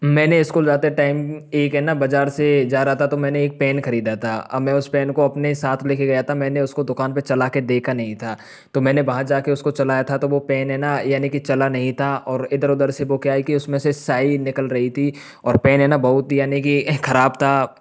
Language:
Hindi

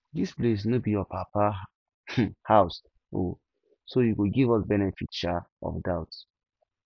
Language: Nigerian Pidgin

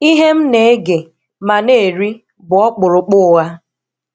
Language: Igbo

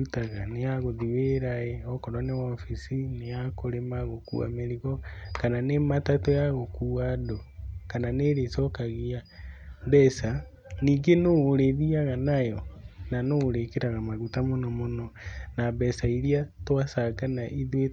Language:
Kikuyu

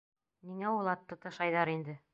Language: Bashkir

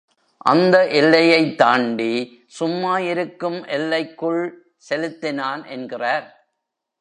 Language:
Tamil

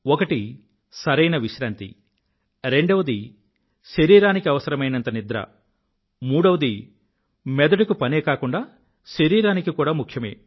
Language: Telugu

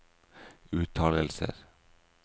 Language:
Norwegian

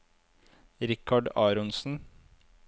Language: Norwegian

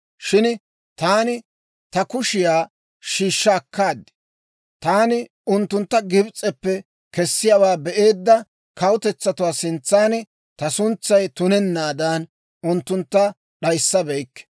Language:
Dawro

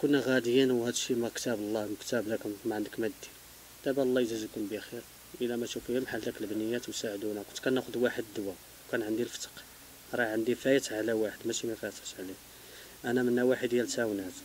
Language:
Arabic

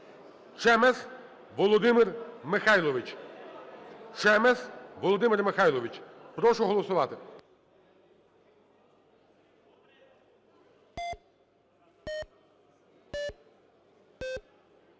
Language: Ukrainian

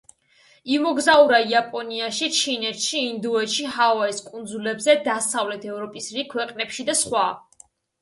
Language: Georgian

